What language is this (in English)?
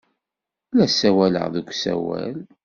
Kabyle